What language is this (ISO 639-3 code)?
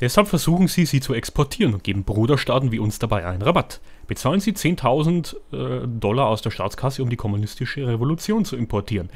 deu